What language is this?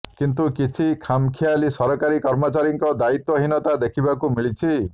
Odia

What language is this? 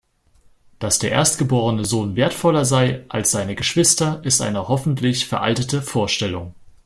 German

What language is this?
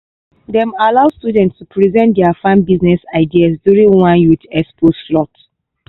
Nigerian Pidgin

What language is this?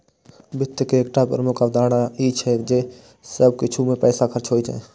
Maithili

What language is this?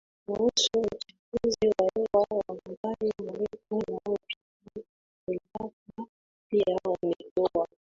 Swahili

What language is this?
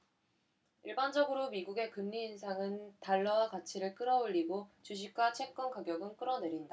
Korean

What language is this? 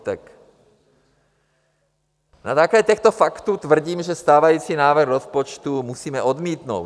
Czech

